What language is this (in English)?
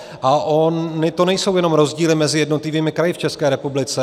Czech